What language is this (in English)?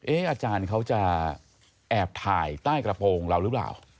Thai